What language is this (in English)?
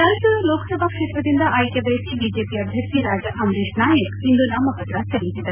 Kannada